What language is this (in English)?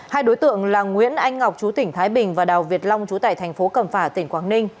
Vietnamese